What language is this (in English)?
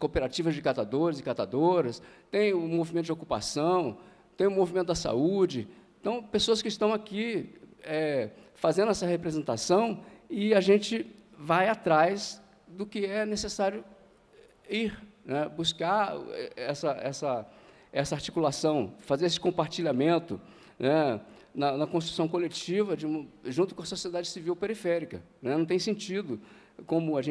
Portuguese